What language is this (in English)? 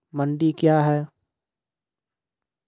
Maithili